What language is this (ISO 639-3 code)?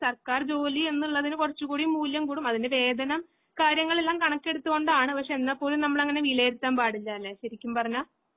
mal